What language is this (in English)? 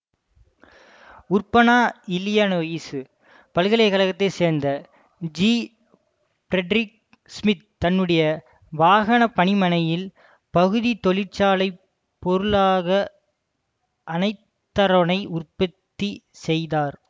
Tamil